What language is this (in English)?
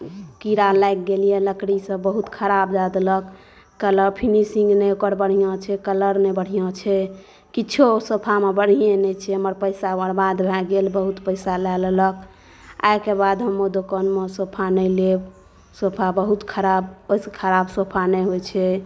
Maithili